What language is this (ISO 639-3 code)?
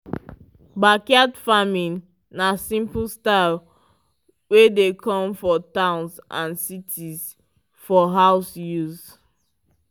pcm